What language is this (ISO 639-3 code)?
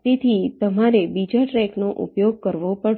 guj